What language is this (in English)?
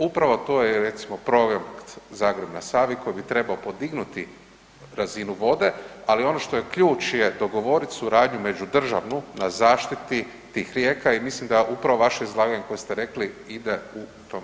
Croatian